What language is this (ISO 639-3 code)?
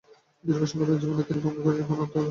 ben